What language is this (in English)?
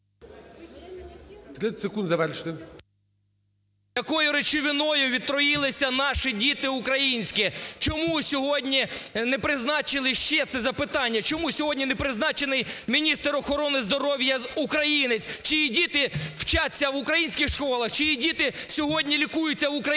Ukrainian